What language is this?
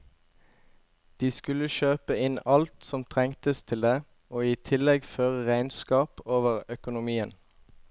Norwegian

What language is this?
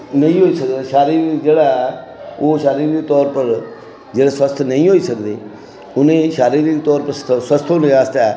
Dogri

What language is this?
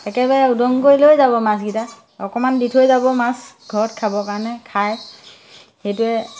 Assamese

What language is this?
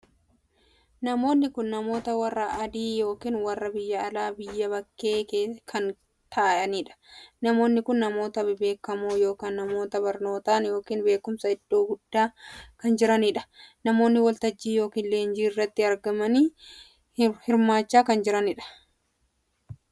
Oromo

